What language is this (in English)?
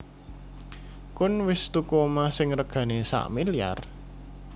Javanese